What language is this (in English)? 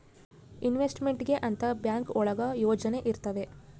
Kannada